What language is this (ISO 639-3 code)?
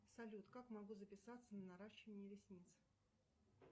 rus